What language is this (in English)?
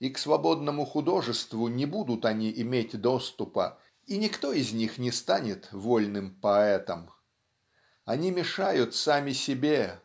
Russian